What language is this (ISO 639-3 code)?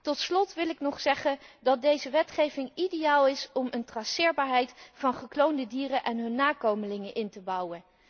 nld